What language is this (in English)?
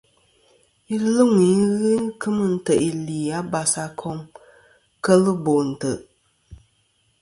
Kom